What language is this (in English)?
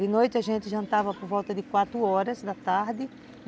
Portuguese